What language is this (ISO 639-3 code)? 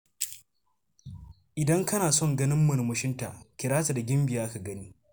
hau